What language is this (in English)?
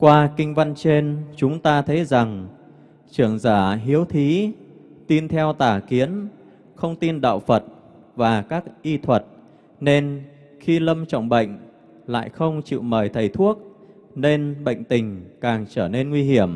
Vietnamese